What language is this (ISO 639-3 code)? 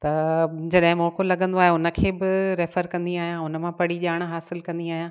snd